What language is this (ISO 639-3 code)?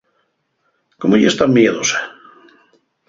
ast